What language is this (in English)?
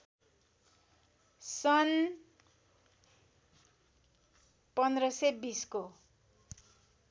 Nepali